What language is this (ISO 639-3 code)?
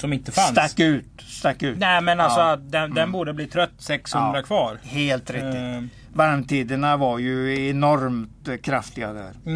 swe